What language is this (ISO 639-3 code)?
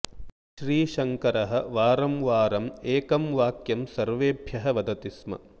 san